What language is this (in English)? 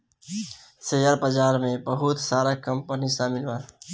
Bhojpuri